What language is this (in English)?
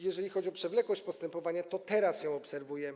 Polish